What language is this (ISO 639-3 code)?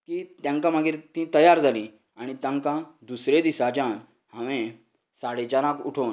kok